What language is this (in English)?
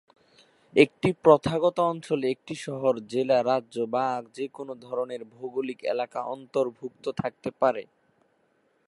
Bangla